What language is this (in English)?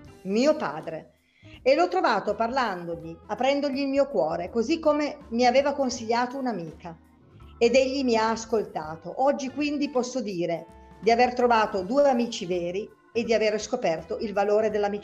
Italian